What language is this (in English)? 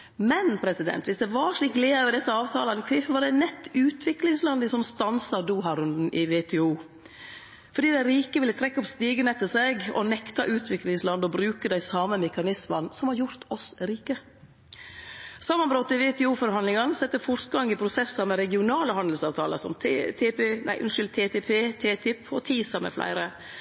Norwegian Nynorsk